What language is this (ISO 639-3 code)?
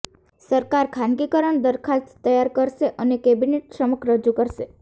guj